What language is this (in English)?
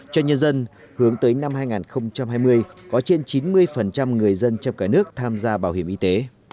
Vietnamese